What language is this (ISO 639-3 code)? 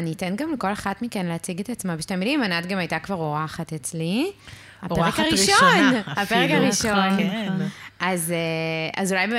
heb